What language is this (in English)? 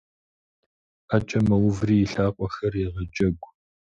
Kabardian